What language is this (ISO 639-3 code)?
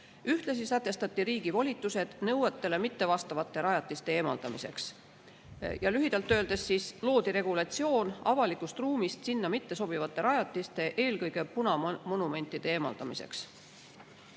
est